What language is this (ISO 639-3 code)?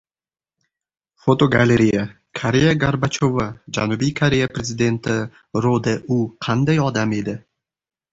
uzb